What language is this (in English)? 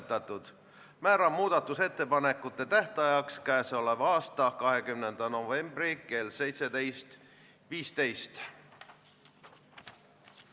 Estonian